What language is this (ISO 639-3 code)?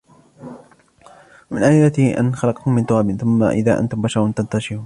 ara